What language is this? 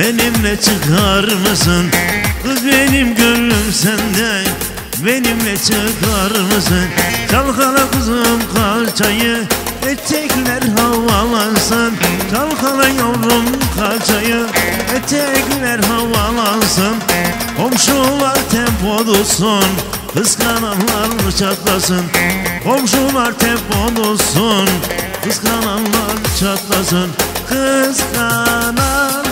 Turkish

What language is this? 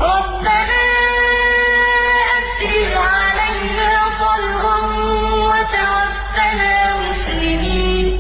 Arabic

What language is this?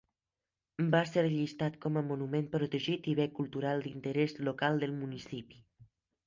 Catalan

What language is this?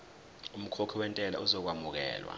Zulu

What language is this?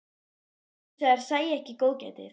Icelandic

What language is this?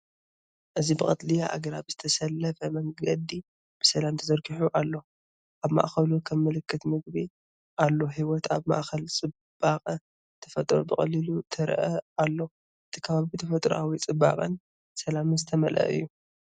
Tigrinya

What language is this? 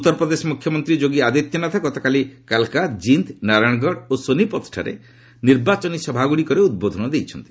Odia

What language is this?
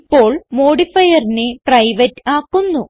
Malayalam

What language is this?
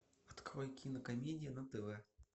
Russian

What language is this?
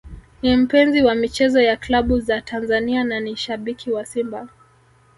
Swahili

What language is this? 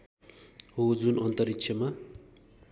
Nepali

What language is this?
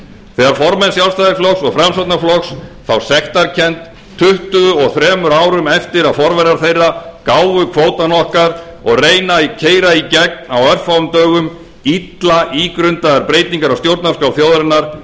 Icelandic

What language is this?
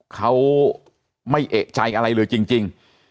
Thai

